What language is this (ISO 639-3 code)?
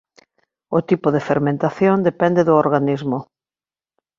glg